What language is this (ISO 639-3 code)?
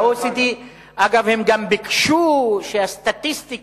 heb